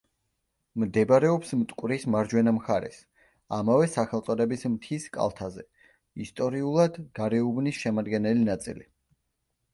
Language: Georgian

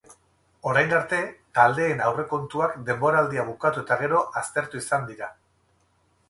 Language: Basque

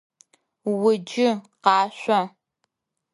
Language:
Adyghe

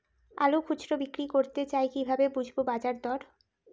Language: Bangla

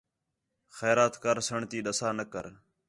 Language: Khetrani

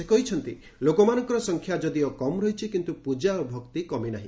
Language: Odia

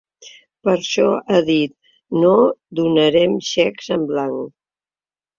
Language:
Catalan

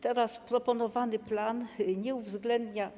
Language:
Polish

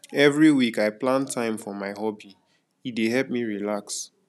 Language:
Nigerian Pidgin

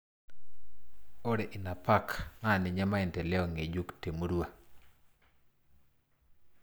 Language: Masai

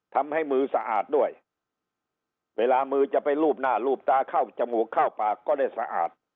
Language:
Thai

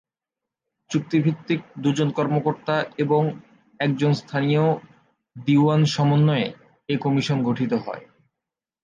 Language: Bangla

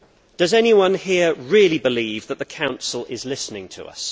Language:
English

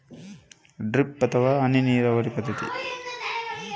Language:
Kannada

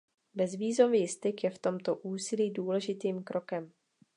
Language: Czech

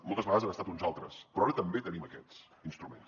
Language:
Catalan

